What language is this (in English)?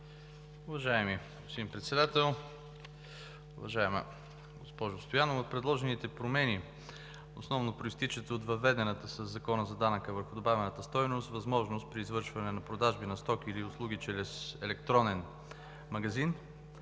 Bulgarian